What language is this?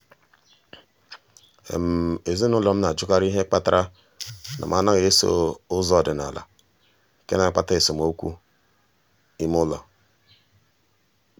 Igbo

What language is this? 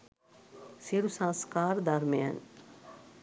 Sinhala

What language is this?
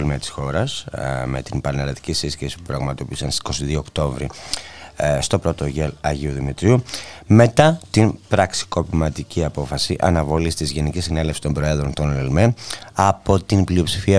Greek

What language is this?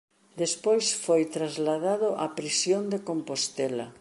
Galician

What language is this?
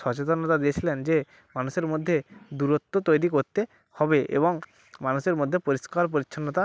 Bangla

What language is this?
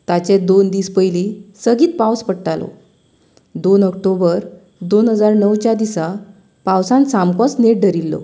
Konkani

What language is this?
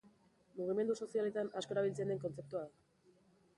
Basque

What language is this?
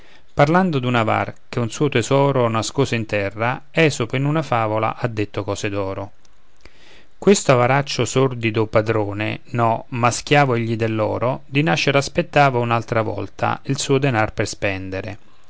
Italian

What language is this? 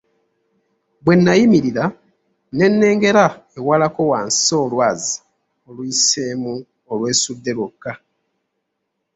Ganda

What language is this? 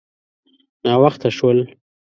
Pashto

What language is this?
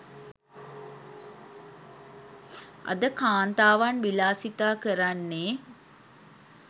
Sinhala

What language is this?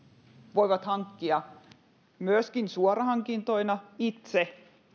Finnish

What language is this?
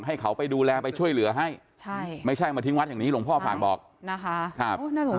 Thai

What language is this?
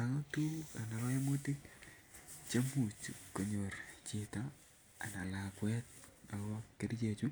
Kalenjin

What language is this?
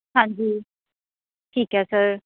Punjabi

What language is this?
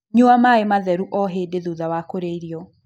Kikuyu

